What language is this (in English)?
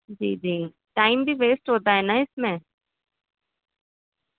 Urdu